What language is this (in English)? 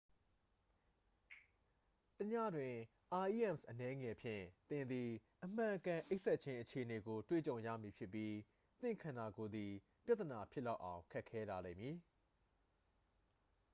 Burmese